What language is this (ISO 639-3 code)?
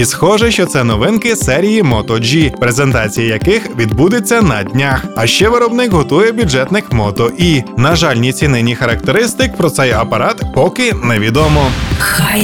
ukr